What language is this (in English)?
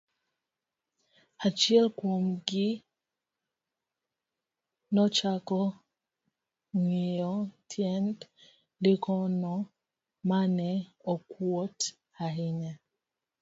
Luo (Kenya and Tanzania)